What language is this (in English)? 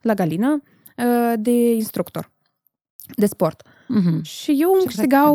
Romanian